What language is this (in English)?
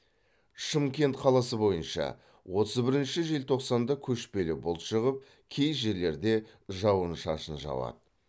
Kazakh